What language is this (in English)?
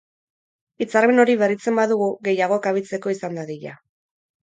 Basque